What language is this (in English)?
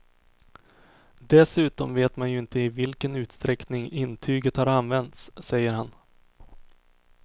Swedish